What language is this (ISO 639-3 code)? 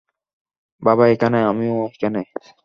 ben